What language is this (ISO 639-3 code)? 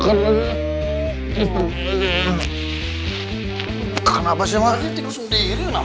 ind